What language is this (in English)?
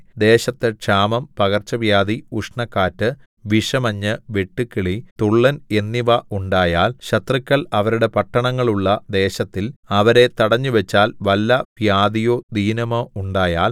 Malayalam